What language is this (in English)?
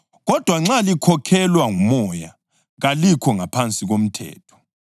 North Ndebele